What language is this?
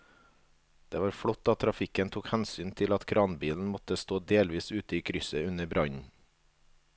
Norwegian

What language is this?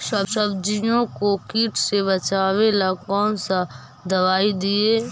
Magahi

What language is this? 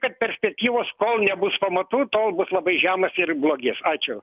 Lithuanian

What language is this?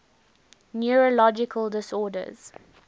English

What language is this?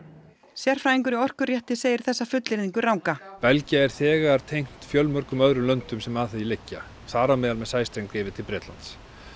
Icelandic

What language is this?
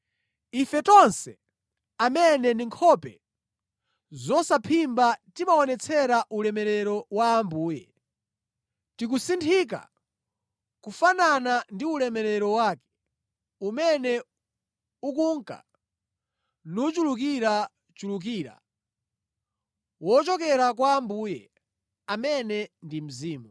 Nyanja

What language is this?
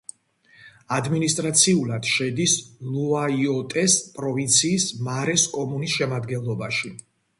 Georgian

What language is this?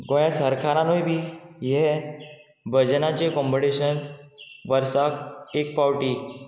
Konkani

